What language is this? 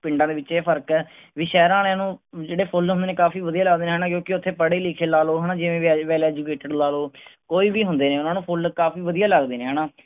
Punjabi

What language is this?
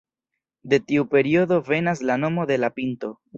Esperanto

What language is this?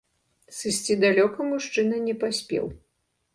Belarusian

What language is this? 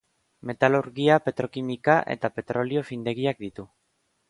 Basque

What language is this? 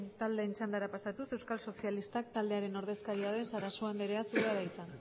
Basque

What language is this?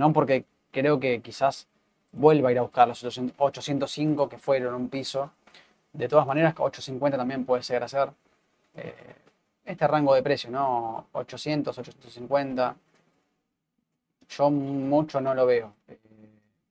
Spanish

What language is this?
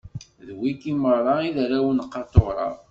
Kabyle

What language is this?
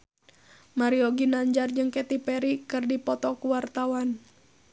Sundanese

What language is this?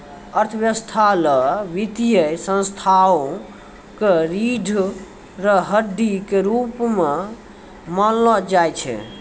Maithili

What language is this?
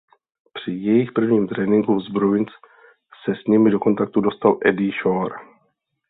Czech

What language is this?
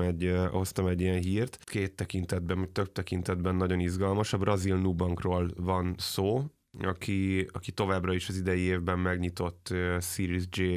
Hungarian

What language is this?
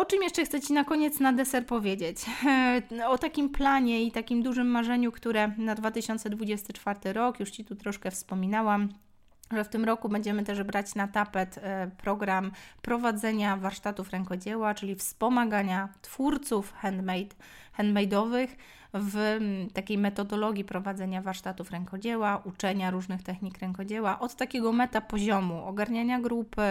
Polish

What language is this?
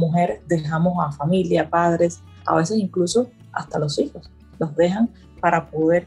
Spanish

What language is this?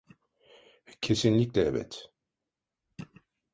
Turkish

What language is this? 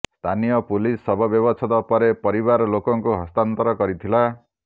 Odia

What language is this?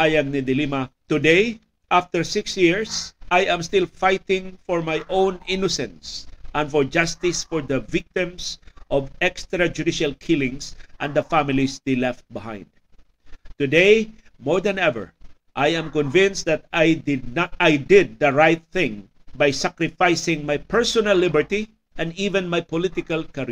Filipino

